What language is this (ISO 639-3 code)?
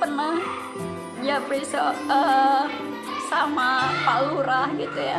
ind